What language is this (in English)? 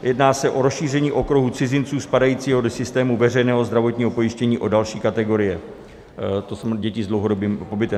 Czech